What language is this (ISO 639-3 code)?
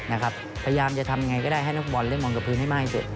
tha